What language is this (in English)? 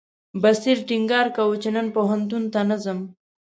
Pashto